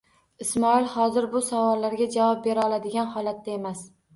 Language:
Uzbek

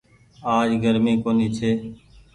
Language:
Goaria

